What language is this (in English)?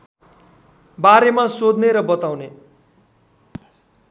Nepali